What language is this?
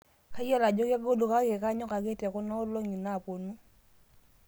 Masai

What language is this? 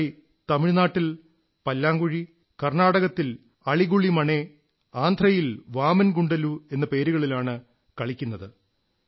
Malayalam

